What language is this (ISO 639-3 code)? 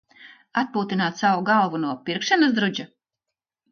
lav